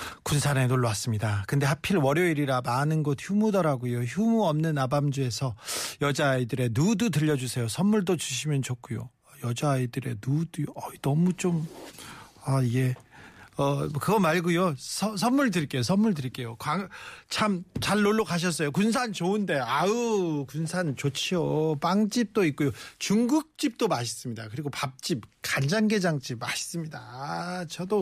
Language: Korean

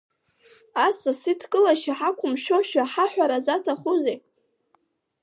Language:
Abkhazian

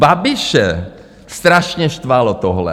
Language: Czech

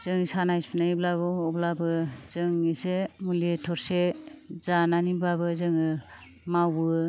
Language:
Bodo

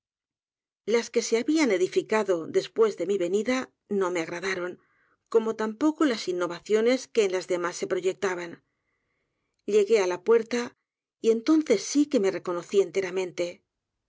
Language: Spanish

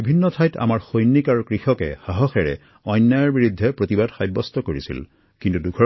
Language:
Assamese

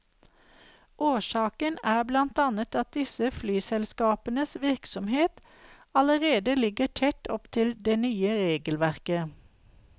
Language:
Norwegian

